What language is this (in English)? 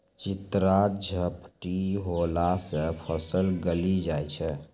Maithili